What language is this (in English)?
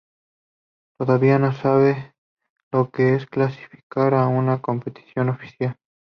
Spanish